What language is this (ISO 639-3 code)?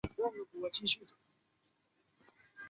zho